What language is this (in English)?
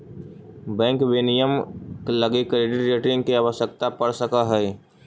Magahi